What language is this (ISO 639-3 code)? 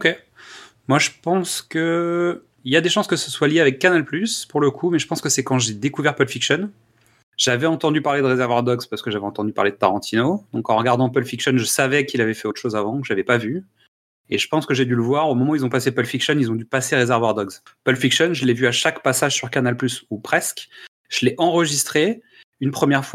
fra